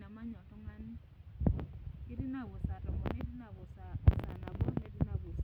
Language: Masai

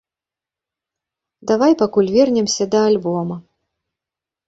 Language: Belarusian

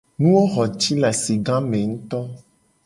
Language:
Gen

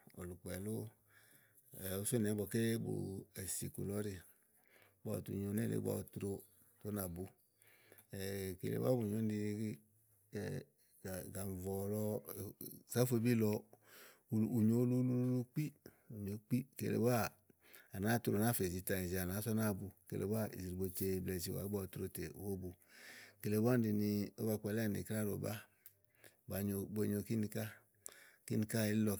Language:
Igo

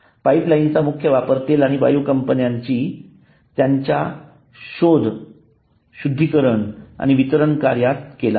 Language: Marathi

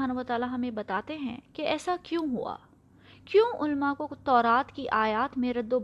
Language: Urdu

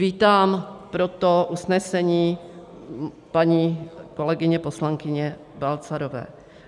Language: Czech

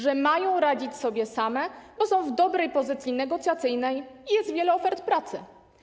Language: Polish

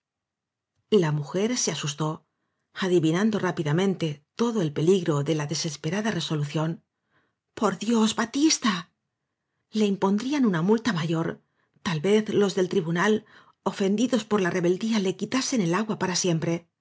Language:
Spanish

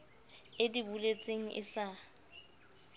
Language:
Southern Sotho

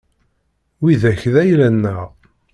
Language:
Kabyle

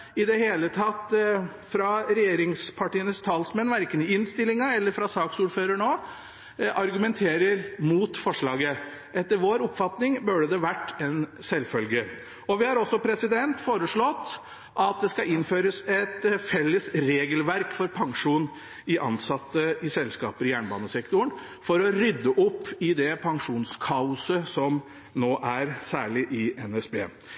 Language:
Norwegian Bokmål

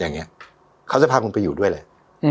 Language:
Thai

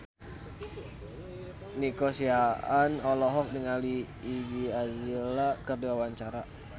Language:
Sundanese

